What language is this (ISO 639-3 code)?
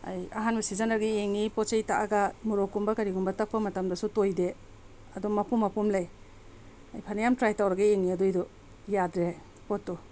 mni